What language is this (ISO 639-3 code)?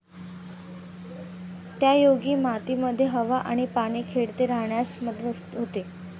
mar